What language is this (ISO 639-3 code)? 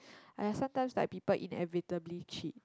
eng